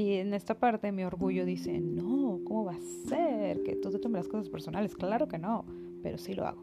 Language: Spanish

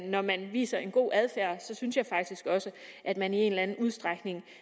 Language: Danish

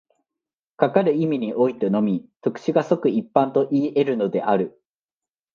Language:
Japanese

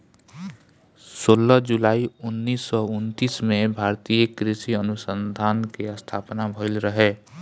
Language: Bhojpuri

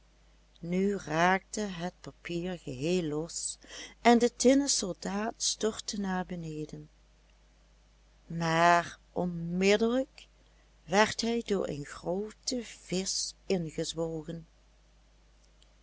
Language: Dutch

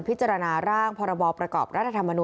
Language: Thai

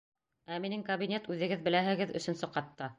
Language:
Bashkir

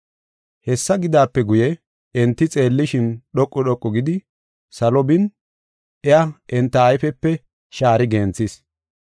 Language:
Gofa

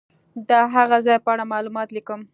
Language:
Pashto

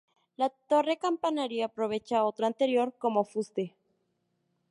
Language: Spanish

